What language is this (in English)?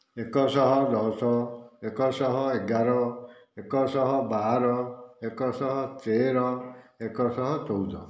Odia